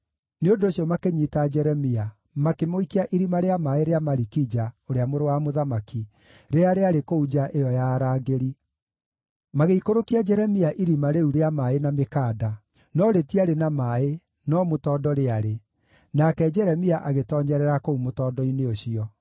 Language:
Kikuyu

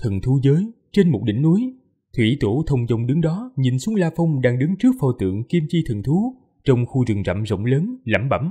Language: Vietnamese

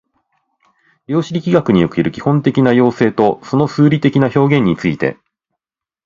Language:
Japanese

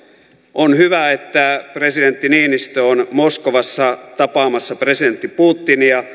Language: Finnish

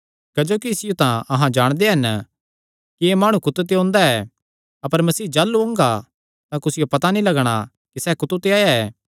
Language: Kangri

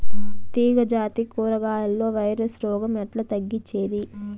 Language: Telugu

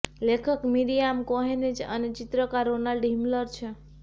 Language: Gujarati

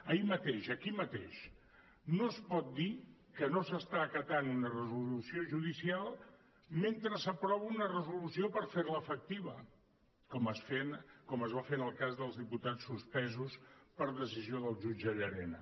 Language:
Catalan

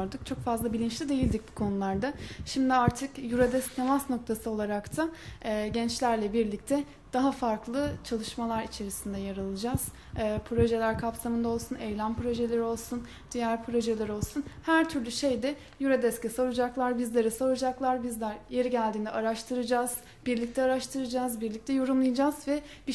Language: Turkish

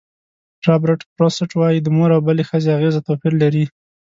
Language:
Pashto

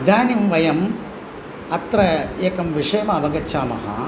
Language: Sanskrit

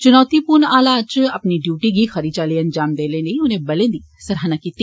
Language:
Dogri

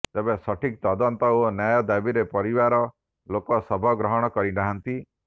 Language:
Odia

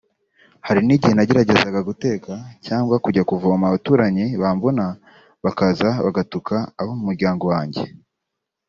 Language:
Kinyarwanda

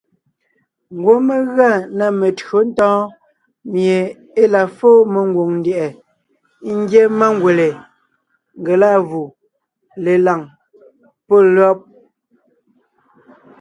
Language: Ngiemboon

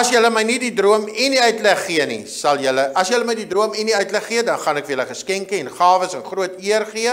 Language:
Dutch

